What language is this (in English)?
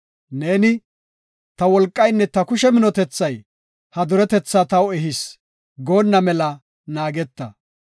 Gofa